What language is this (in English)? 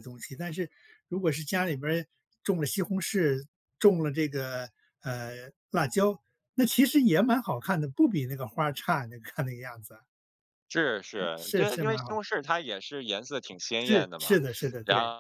Chinese